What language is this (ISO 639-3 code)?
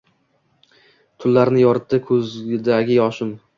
uzb